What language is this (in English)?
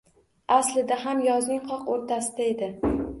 Uzbek